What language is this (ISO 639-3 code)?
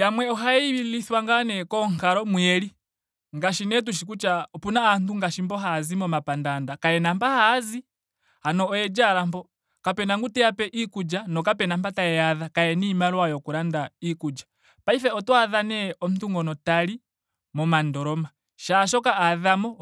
ndo